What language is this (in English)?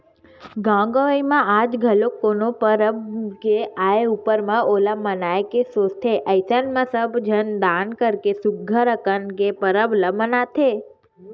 Chhattisgarhi